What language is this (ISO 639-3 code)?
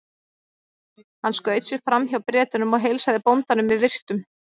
isl